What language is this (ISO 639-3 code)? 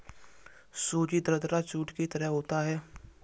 hin